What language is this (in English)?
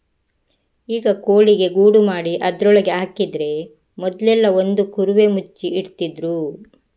Kannada